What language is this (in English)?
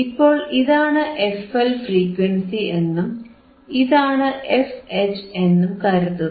Malayalam